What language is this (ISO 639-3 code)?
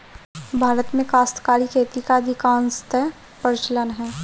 hin